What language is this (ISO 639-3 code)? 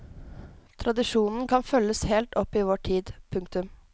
nor